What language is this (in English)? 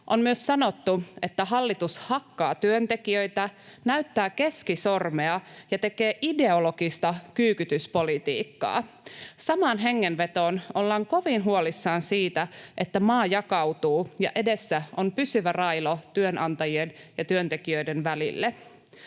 Finnish